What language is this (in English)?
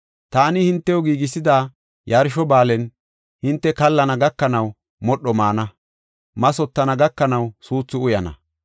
Gofa